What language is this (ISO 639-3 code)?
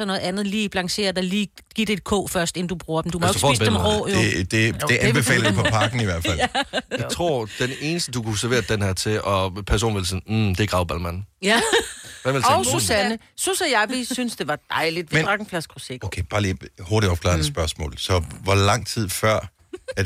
dan